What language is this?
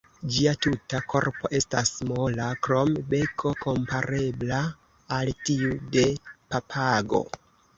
Esperanto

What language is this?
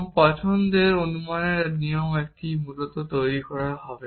Bangla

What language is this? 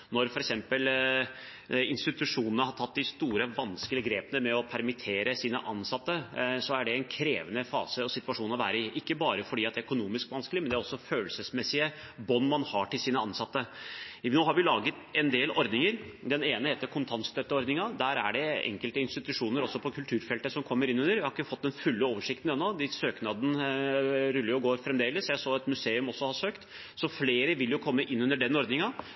Norwegian Bokmål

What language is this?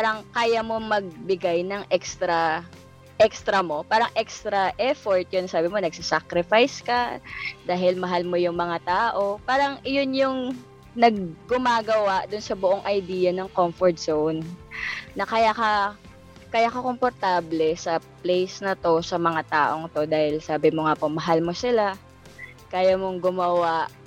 Filipino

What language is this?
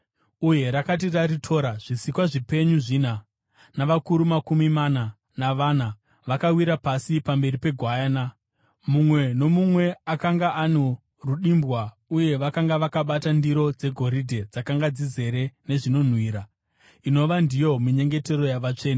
Shona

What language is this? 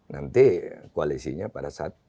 Indonesian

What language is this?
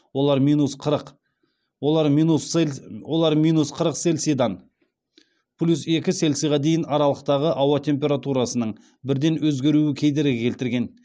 Kazakh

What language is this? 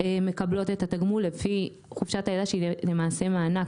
Hebrew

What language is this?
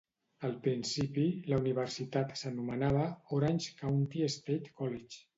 Catalan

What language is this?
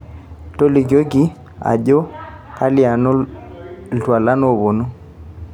Masai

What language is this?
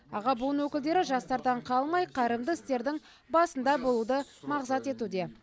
Kazakh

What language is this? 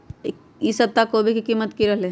Magahi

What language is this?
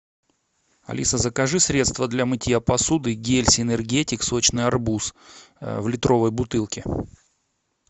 Russian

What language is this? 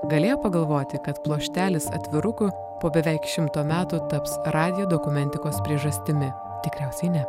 Lithuanian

